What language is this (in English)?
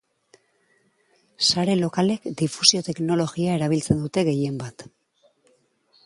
Basque